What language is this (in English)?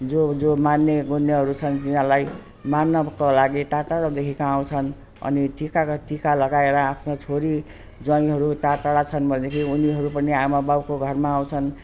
Nepali